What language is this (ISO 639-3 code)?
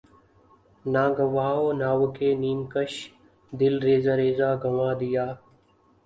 urd